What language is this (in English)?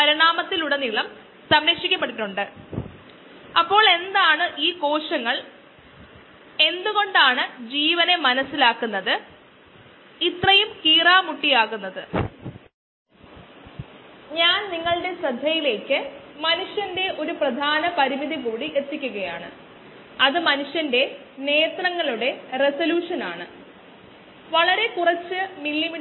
Malayalam